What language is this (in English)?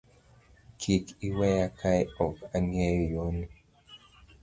Luo (Kenya and Tanzania)